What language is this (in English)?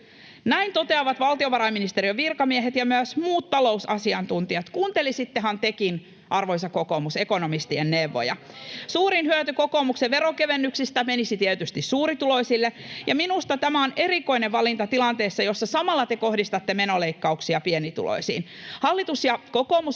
Finnish